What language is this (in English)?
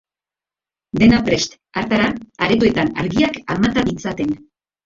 Basque